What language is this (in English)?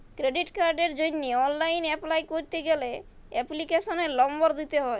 Bangla